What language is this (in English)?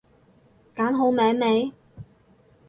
Cantonese